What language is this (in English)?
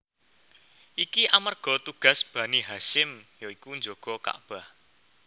Javanese